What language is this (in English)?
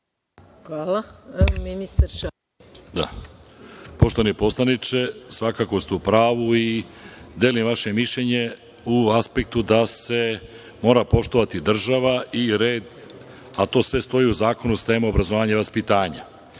Serbian